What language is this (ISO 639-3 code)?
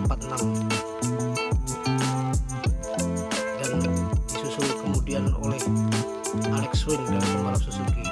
ind